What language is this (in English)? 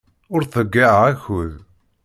Kabyle